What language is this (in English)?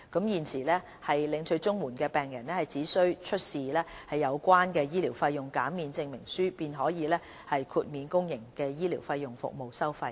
Cantonese